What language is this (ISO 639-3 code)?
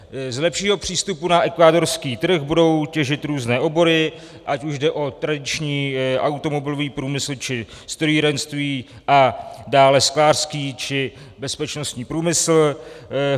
ces